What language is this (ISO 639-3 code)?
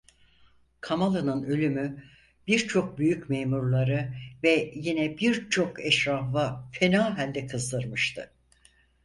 tur